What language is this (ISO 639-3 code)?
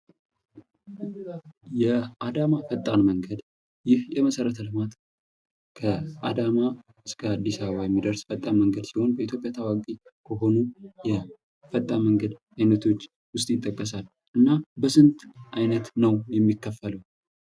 amh